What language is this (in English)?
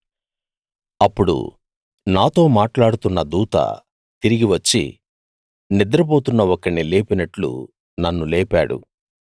Telugu